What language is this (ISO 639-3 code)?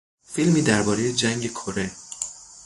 fas